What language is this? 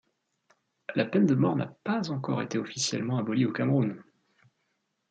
French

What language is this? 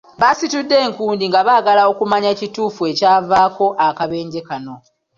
Ganda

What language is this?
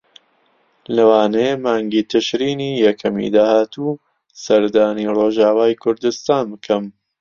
Central Kurdish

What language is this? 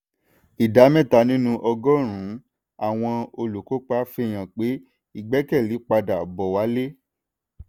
Yoruba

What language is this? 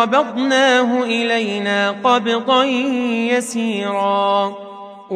Arabic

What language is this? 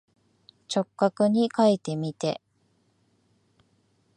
Japanese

